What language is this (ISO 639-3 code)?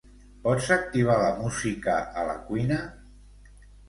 cat